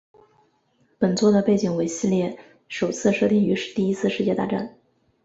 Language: Chinese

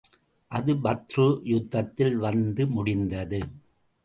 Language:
Tamil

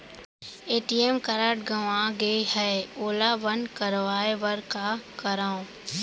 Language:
Chhattisgarhi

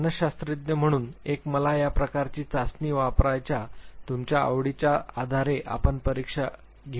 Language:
Marathi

